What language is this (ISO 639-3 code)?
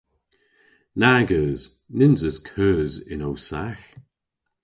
cor